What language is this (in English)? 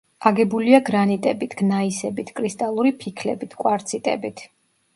Georgian